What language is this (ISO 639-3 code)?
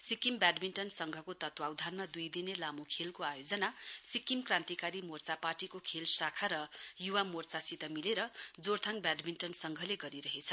nep